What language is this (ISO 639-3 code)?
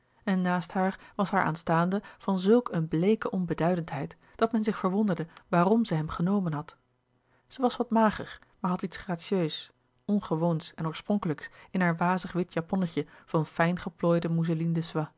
nld